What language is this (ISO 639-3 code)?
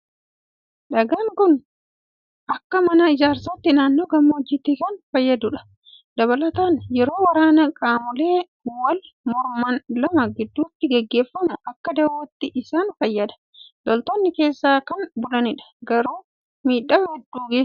orm